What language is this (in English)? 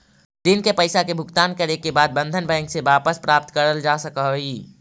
Magahi